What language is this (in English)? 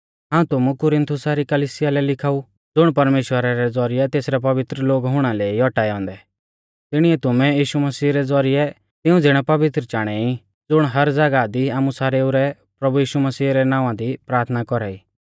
Mahasu Pahari